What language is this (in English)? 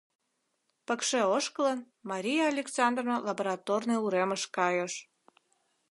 Mari